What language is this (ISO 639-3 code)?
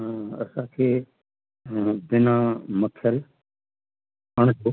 snd